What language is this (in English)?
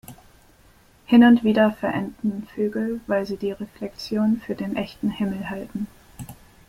German